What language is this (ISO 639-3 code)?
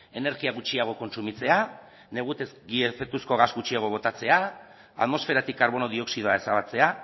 eus